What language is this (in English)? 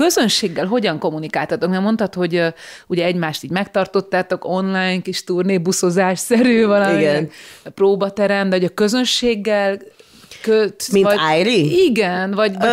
Hungarian